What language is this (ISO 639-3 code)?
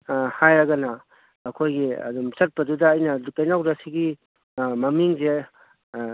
mni